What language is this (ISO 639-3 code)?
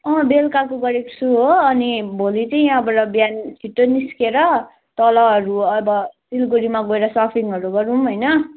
nep